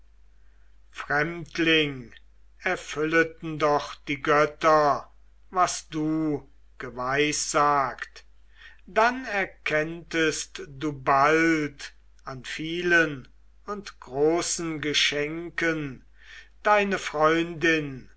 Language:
German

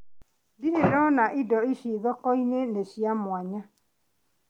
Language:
Kikuyu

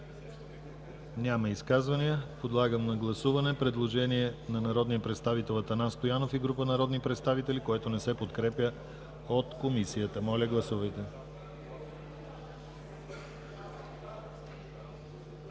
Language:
Bulgarian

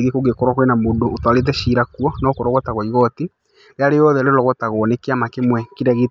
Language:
Kikuyu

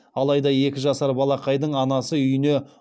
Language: Kazakh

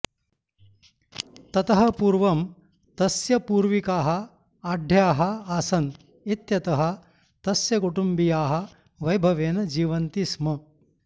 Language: Sanskrit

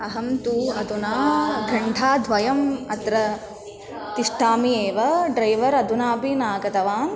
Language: Sanskrit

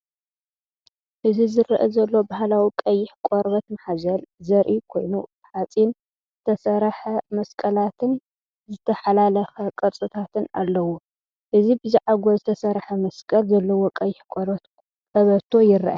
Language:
Tigrinya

